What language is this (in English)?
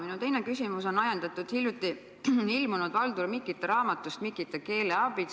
Estonian